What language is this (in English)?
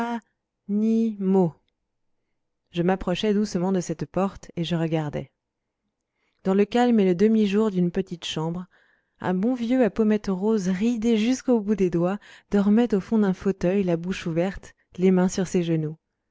French